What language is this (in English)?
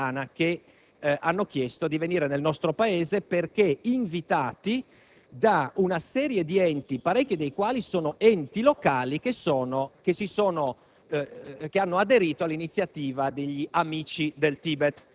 Italian